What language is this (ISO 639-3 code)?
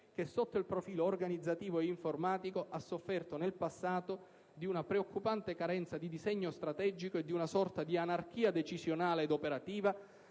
ita